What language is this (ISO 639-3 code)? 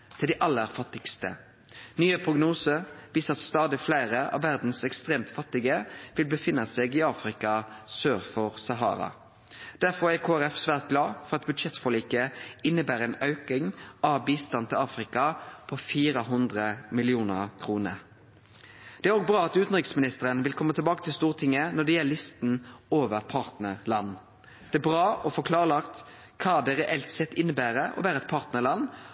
nno